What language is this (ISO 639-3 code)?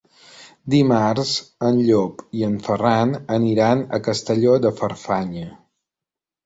cat